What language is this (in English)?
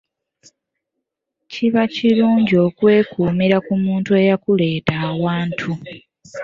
Ganda